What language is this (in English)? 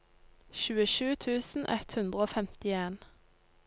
Norwegian